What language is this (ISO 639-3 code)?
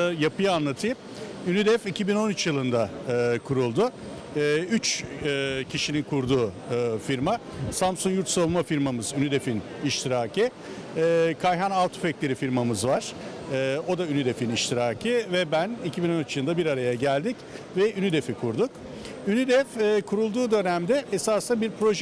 tur